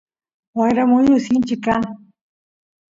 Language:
Santiago del Estero Quichua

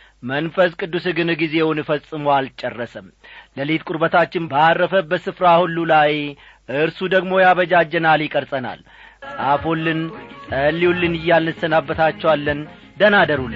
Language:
Amharic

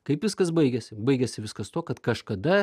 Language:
Lithuanian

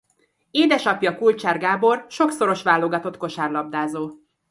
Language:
Hungarian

